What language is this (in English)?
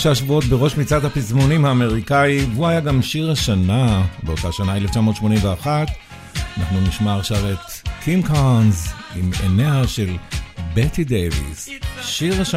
Hebrew